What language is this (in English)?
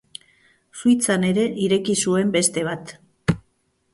Basque